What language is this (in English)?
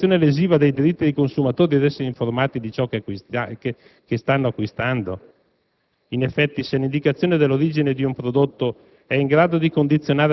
Italian